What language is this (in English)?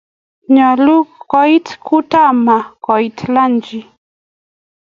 Kalenjin